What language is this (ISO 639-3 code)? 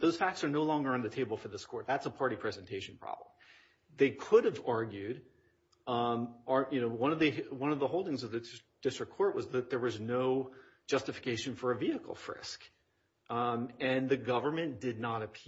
eng